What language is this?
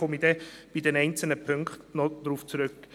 Swiss German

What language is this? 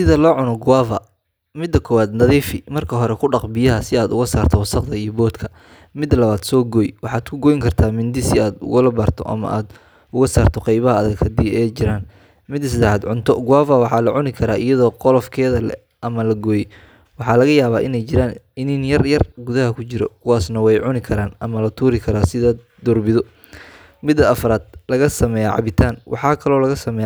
Somali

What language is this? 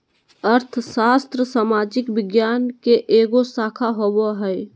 Magahi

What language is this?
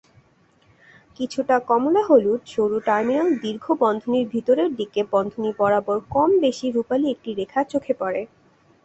Bangla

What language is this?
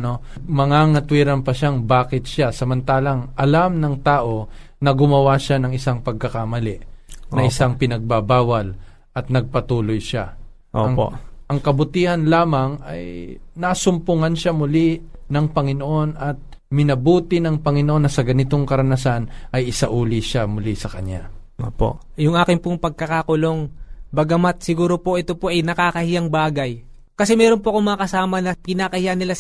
Filipino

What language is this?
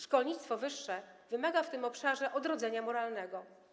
Polish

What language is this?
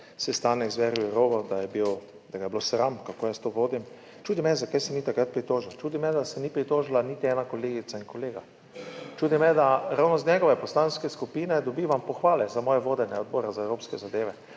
Slovenian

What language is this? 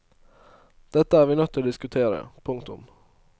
Norwegian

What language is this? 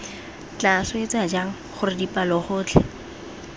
Tswana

